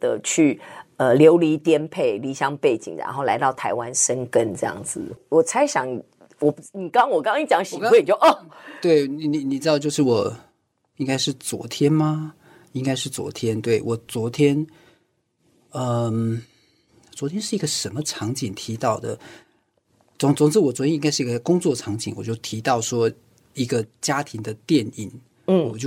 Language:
Chinese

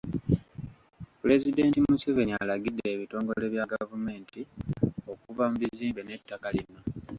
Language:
Ganda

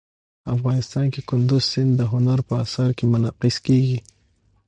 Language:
Pashto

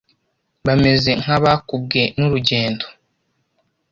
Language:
Kinyarwanda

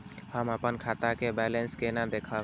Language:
Maithili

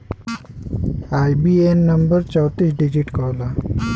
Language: Bhojpuri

